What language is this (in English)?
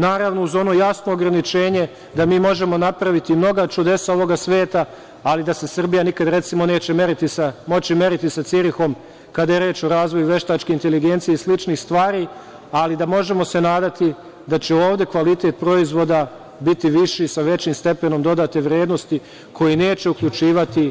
Serbian